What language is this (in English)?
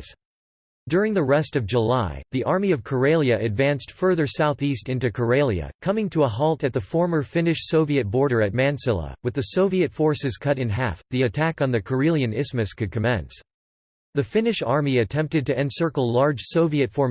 English